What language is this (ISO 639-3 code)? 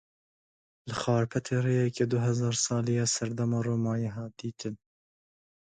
kur